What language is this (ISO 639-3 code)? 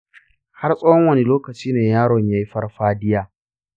hau